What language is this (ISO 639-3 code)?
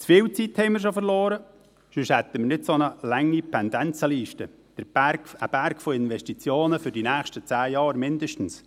gsw